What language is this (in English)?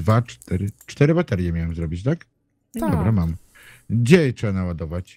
Polish